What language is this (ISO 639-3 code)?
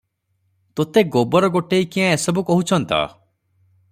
ori